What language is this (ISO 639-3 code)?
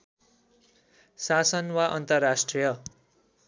nep